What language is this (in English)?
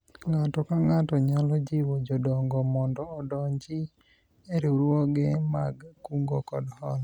Luo (Kenya and Tanzania)